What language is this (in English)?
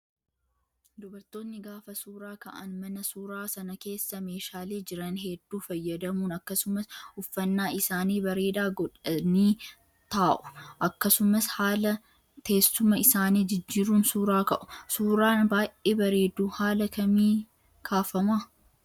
Oromo